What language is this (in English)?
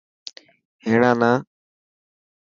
Dhatki